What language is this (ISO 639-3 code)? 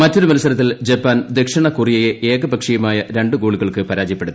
mal